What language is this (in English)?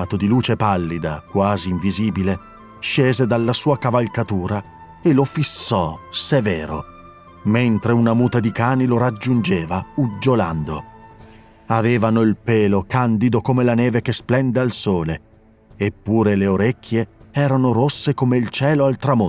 Italian